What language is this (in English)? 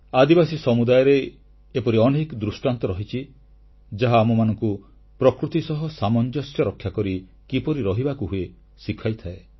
Odia